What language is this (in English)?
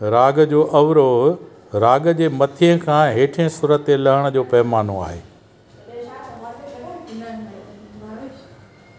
Sindhi